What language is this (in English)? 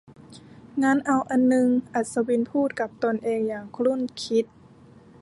Thai